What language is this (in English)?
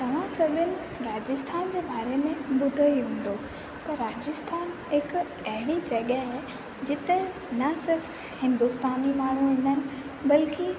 Sindhi